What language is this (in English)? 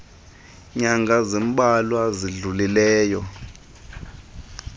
Xhosa